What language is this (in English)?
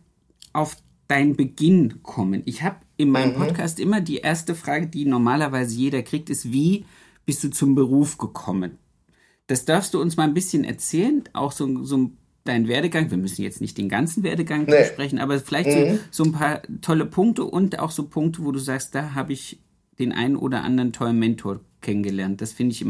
German